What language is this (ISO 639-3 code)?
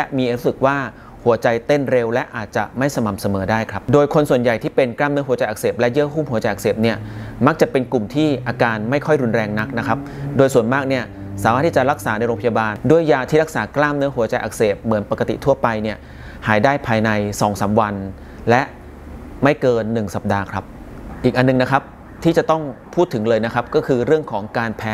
tha